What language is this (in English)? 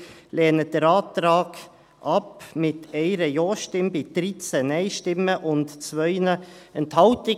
Swiss German